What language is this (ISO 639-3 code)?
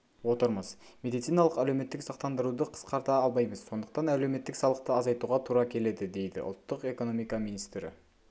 kaz